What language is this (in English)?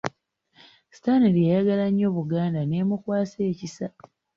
Ganda